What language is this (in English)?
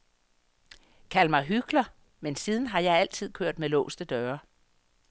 Danish